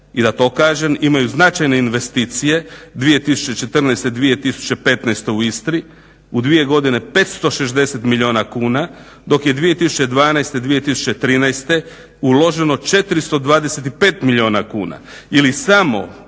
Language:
Croatian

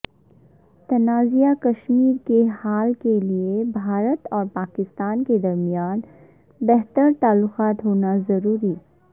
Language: Urdu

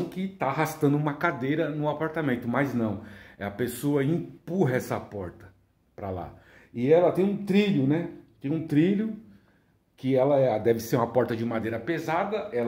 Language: Portuguese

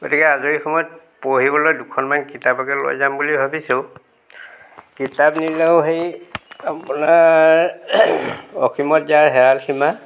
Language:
Assamese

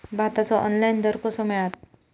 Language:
Marathi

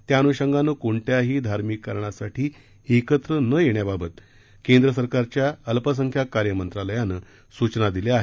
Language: Marathi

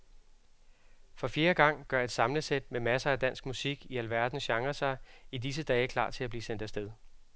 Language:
Danish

